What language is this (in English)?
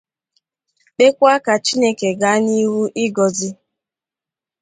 Igbo